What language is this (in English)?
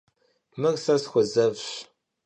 Kabardian